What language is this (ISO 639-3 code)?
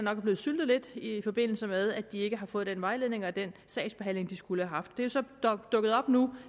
dan